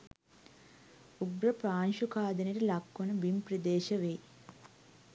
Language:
Sinhala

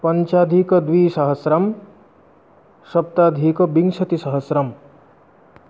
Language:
Sanskrit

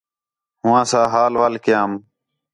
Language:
Khetrani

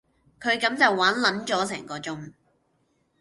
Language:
Cantonese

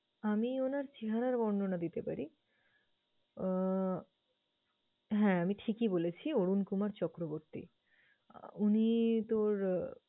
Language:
Bangla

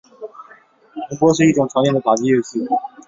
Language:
Chinese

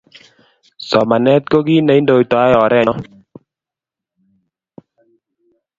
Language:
Kalenjin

